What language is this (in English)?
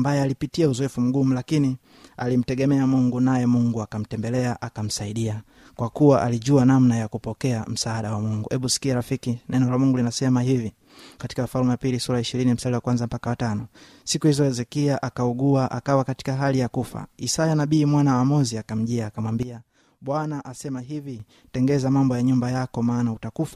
Swahili